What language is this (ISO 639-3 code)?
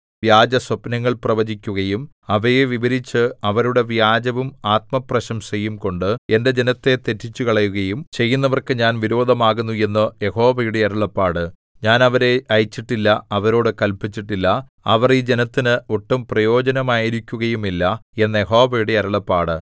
mal